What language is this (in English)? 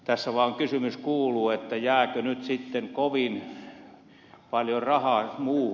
Finnish